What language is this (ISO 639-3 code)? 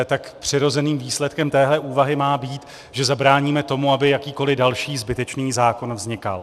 ces